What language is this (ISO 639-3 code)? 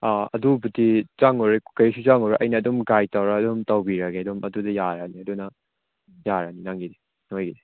mni